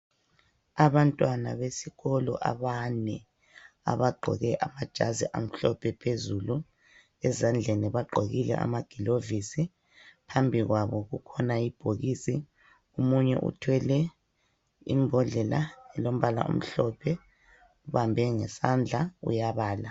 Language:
North Ndebele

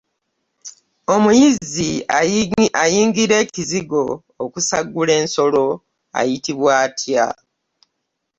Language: Ganda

